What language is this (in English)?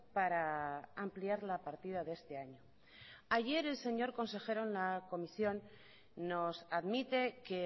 Spanish